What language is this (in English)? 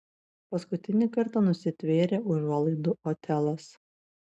Lithuanian